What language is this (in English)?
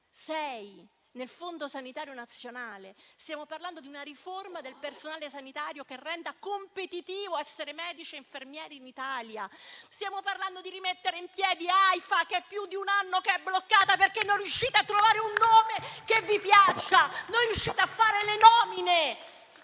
Italian